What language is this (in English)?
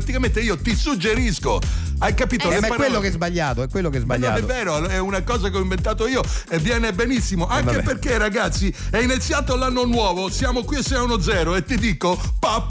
Italian